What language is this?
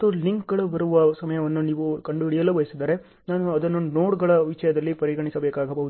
Kannada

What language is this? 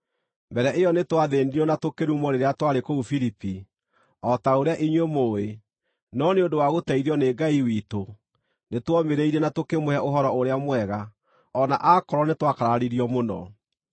Kikuyu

